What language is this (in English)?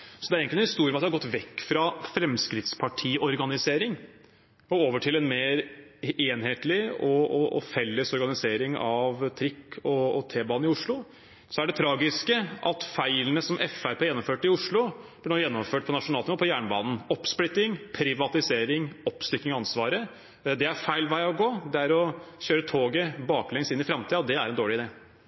Norwegian Bokmål